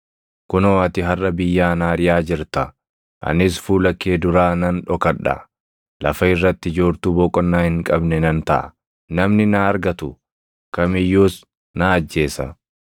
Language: Oromo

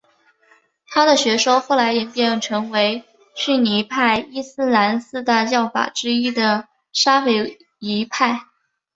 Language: Chinese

